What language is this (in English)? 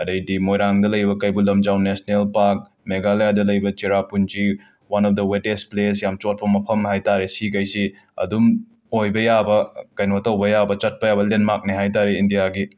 Manipuri